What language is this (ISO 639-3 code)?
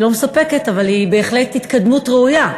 heb